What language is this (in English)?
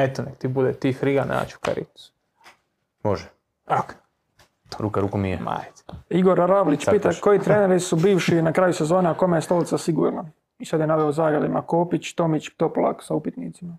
Croatian